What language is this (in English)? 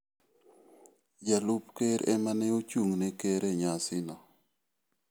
Luo (Kenya and Tanzania)